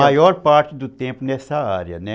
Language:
Portuguese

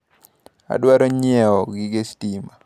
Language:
Luo (Kenya and Tanzania)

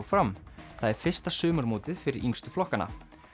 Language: Icelandic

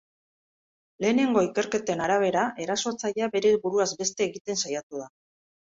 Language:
Basque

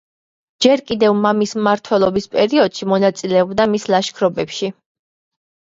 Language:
Georgian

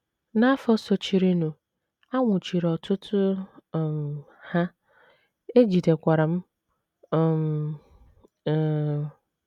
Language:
Igbo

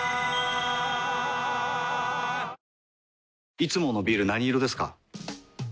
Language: Japanese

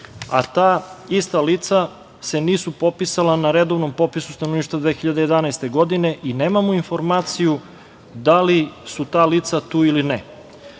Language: Serbian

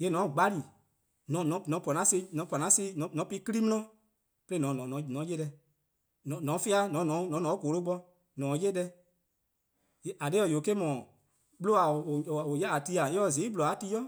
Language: Eastern Krahn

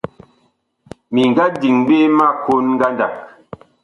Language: Bakoko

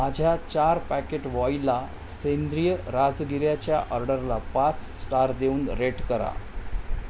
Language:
Marathi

